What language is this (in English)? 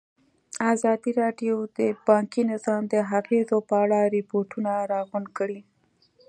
Pashto